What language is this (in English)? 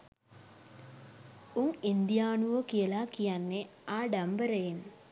Sinhala